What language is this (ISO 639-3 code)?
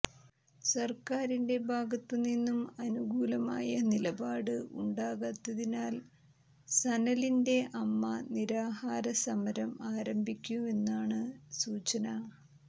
mal